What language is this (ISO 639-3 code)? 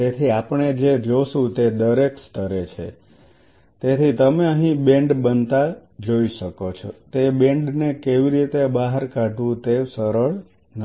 guj